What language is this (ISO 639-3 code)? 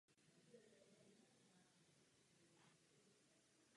ces